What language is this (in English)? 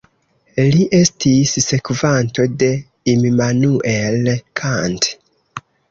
Esperanto